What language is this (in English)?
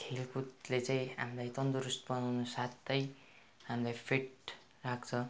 Nepali